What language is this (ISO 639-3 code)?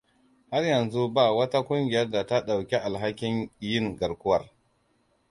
hau